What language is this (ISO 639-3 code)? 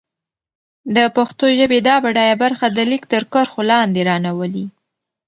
pus